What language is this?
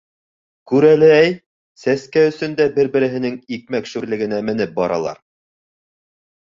Bashkir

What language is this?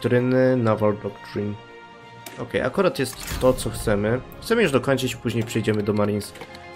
Polish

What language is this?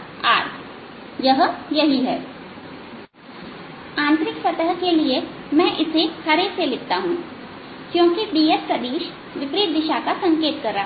Hindi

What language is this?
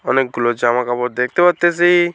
Bangla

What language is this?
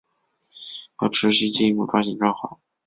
Chinese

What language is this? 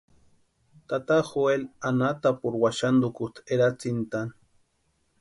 Western Highland Purepecha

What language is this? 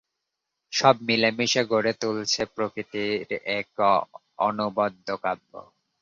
Bangla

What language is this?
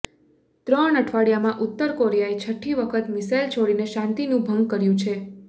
Gujarati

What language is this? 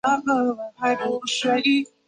Chinese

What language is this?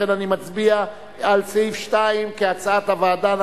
Hebrew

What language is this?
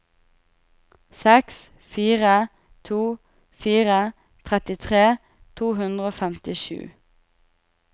Norwegian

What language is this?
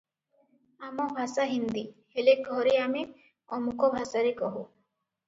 Odia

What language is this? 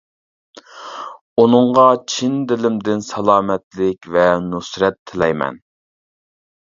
Uyghur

